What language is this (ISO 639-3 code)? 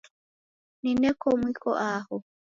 dav